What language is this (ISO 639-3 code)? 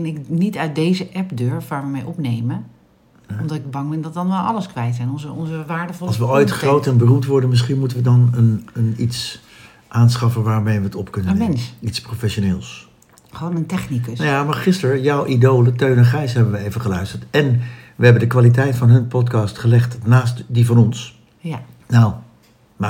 nld